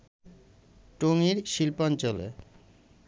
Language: Bangla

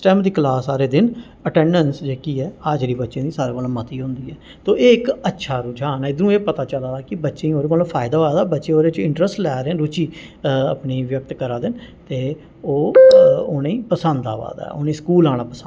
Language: Dogri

